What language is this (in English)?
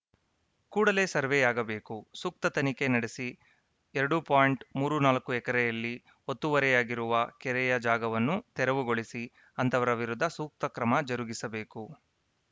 Kannada